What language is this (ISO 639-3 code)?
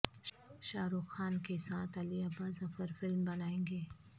urd